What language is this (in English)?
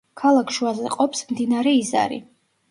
Georgian